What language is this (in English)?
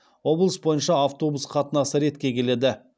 Kazakh